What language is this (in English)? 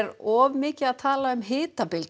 Icelandic